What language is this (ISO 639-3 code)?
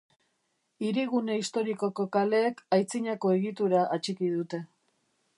eus